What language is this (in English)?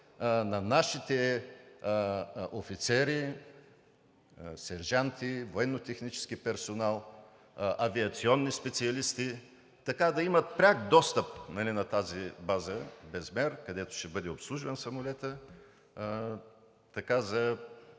Bulgarian